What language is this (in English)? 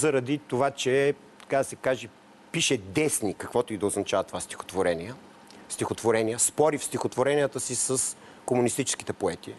Bulgarian